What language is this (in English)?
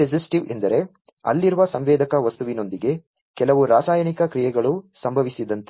Kannada